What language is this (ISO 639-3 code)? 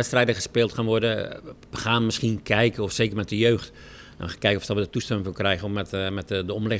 nld